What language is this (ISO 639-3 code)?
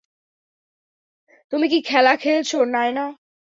ben